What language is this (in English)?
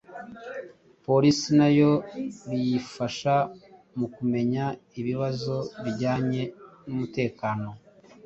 Kinyarwanda